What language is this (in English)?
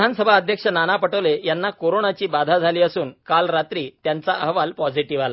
Marathi